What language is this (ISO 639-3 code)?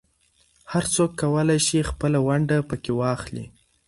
pus